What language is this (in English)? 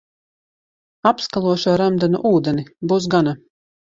Latvian